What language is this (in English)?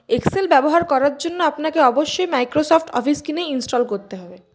Bangla